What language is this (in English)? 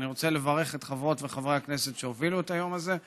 Hebrew